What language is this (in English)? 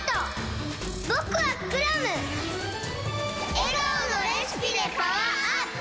Japanese